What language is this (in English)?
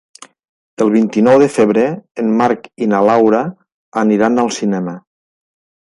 Catalan